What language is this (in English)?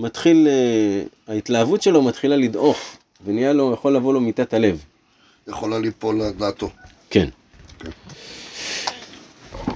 Hebrew